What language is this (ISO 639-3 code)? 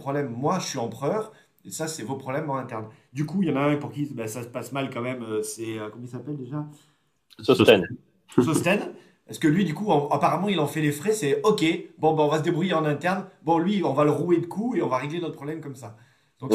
fra